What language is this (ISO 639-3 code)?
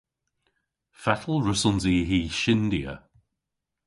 cor